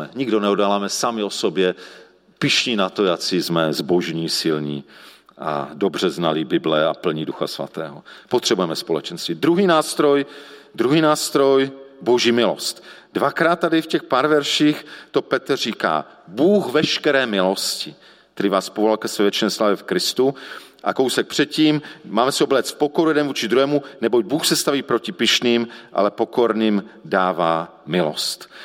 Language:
Czech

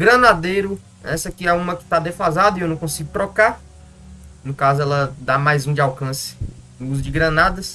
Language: Portuguese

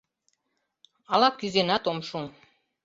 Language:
Mari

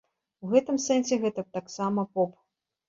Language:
Belarusian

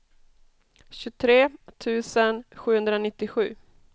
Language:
Swedish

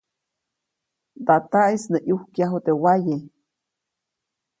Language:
Copainalá Zoque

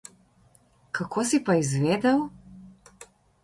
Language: Slovenian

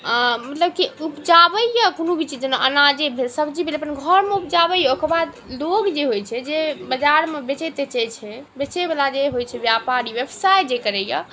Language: Maithili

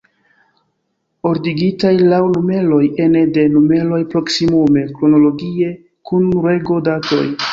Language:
Esperanto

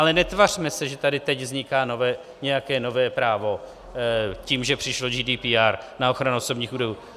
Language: Czech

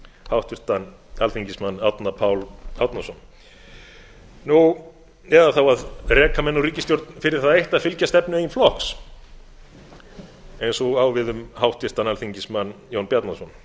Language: Icelandic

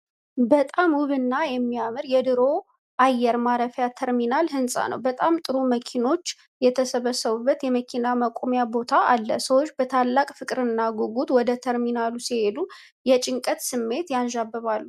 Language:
Amharic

